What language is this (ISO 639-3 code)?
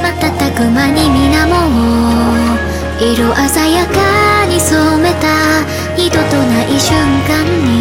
jpn